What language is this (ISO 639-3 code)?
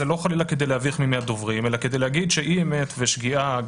heb